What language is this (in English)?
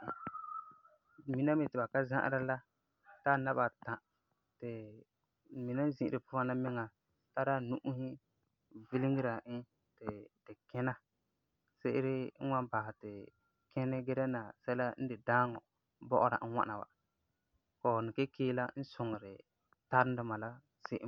Frafra